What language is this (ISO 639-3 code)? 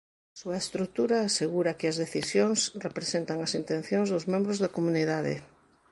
glg